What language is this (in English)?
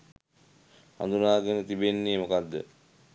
Sinhala